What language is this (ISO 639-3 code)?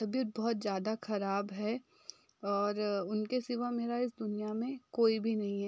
hin